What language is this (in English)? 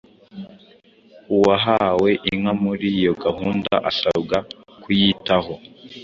Kinyarwanda